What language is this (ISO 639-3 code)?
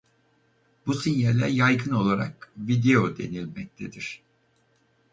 tur